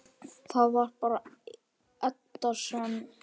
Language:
Icelandic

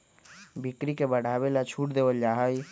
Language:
Magahi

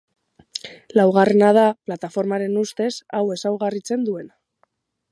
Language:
Basque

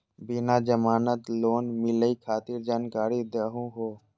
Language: Magahi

